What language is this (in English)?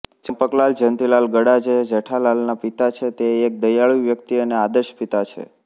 Gujarati